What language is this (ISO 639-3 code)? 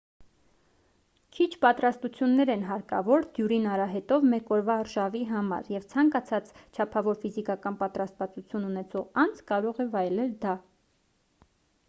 hye